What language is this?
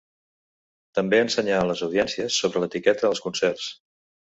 Catalan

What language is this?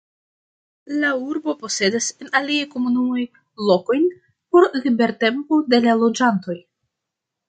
Esperanto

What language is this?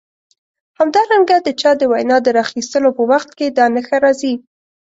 Pashto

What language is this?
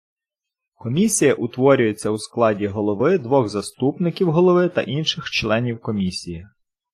Ukrainian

